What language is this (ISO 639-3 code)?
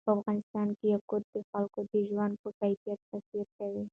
pus